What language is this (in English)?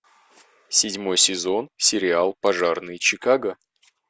Russian